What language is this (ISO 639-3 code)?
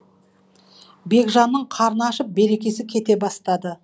kaz